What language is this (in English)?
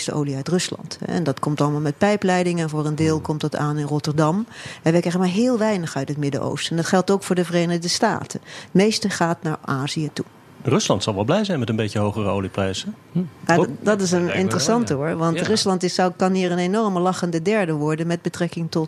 Dutch